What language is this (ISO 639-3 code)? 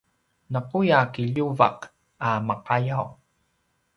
pwn